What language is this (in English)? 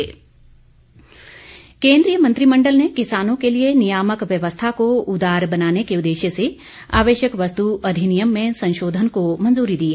Hindi